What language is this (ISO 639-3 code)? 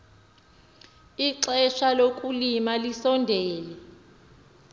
xho